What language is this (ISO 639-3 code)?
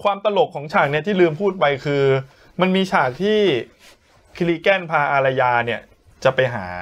tha